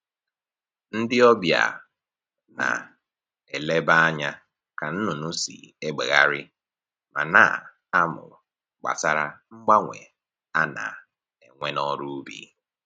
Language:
Igbo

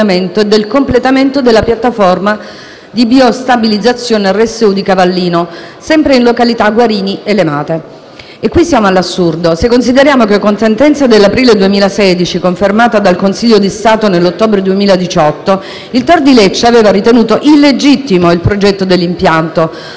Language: Italian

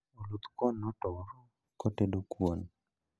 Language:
Luo (Kenya and Tanzania)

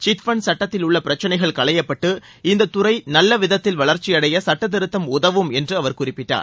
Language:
Tamil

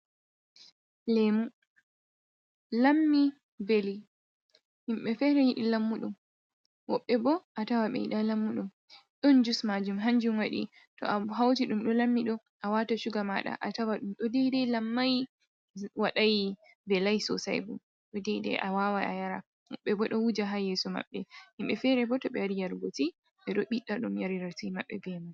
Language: Fula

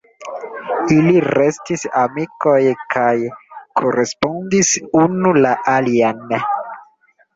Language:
Esperanto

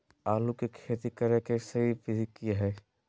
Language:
Magahi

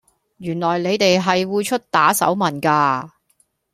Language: Cantonese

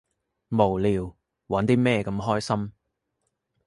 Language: Cantonese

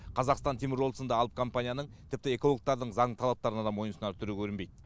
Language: Kazakh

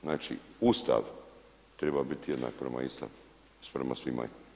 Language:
Croatian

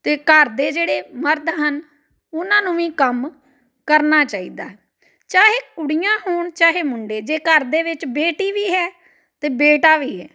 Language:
Punjabi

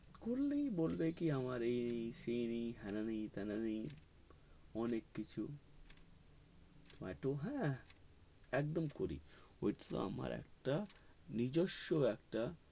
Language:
Bangla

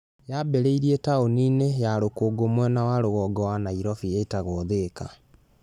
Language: Kikuyu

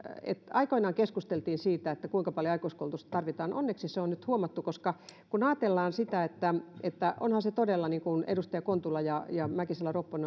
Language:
Finnish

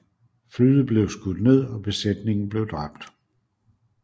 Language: Danish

